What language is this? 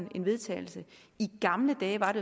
Danish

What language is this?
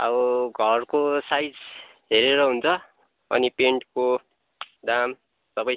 Nepali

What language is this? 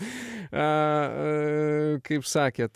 Lithuanian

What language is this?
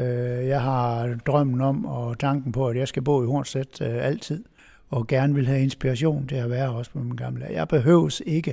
Danish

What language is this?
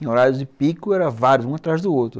Portuguese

